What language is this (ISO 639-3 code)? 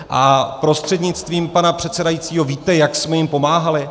ces